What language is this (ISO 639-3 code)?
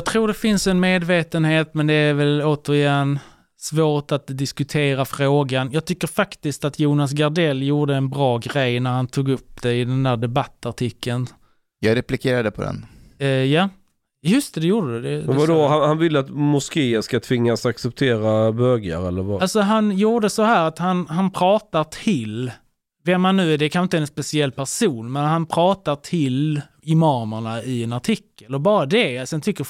swe